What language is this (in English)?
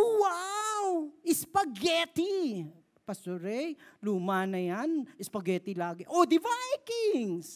Filipino